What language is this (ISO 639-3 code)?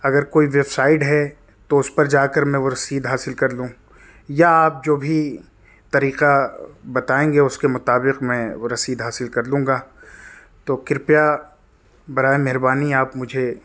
urd